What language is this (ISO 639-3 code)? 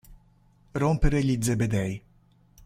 ita